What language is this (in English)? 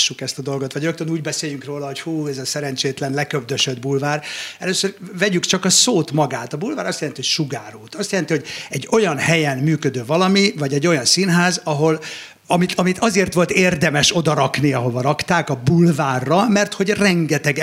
Hungarian